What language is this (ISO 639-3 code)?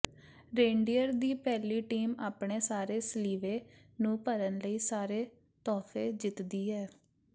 pan